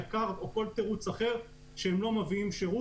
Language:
Hebrew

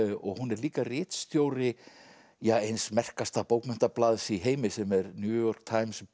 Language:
Icelandic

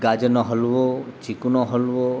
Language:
Gujarati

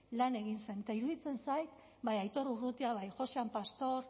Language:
Basque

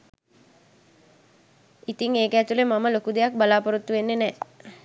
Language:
Sinhala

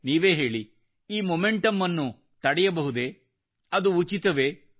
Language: Kannada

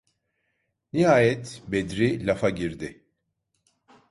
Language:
Turkish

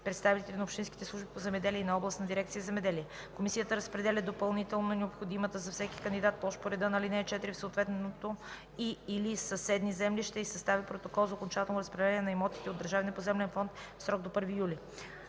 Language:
Bulgarian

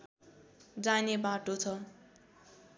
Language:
Nepali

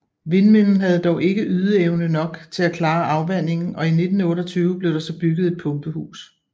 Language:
Danish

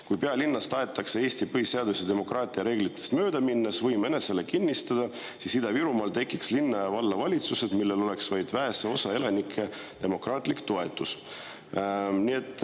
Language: Estonian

